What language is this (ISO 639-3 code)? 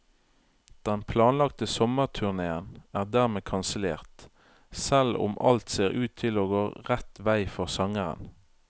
nor